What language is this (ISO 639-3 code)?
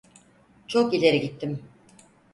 tur